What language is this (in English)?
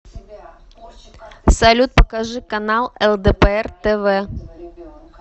Russian